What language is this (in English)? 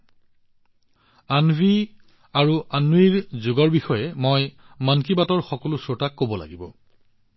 Assamese